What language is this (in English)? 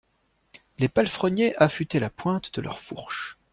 French